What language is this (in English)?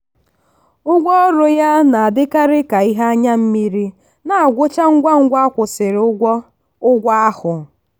Igbo